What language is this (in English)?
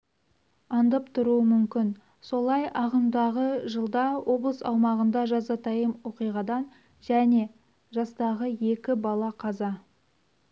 Kazakh